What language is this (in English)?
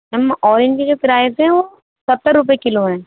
Urdu